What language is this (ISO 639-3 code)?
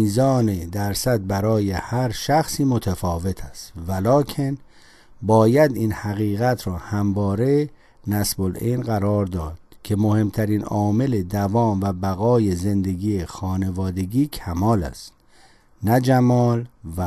fas